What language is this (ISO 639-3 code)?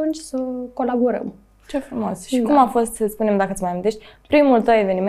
ron